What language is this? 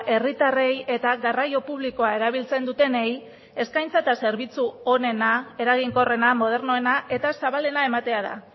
Basque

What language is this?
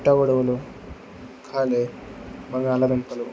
Telugu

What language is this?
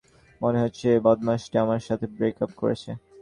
Bangla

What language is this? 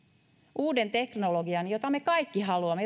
Finnish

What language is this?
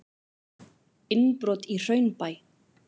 Icelandic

